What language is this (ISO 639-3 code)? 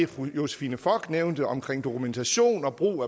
dan